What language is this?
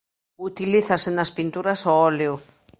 Galician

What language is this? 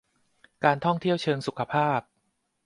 Thai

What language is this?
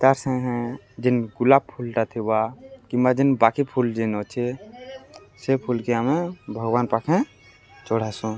Odia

